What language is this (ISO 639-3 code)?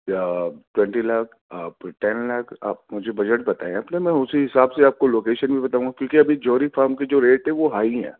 urd